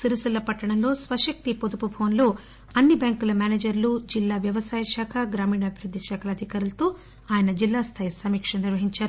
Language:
Telugu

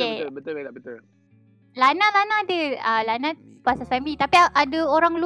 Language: Malay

